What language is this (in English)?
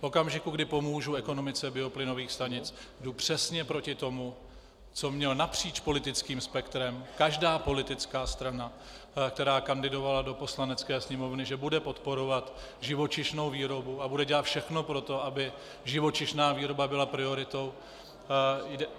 Czech